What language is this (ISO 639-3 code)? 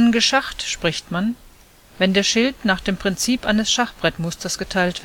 deu